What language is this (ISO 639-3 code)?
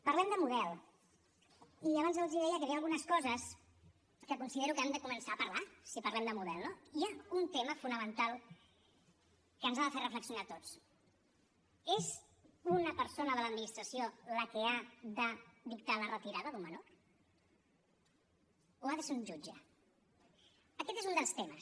cat